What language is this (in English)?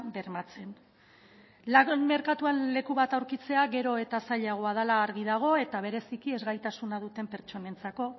Basque